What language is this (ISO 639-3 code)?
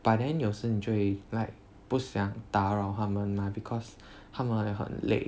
eng